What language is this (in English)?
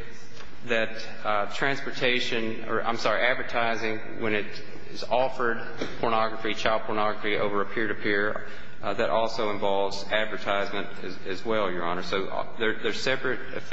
English